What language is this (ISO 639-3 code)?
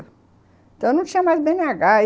por